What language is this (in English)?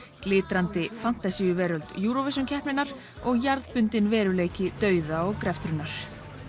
Icelandic